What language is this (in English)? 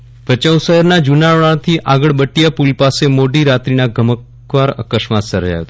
Gujarati